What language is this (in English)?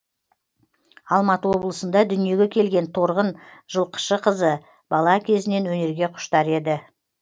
Kazakh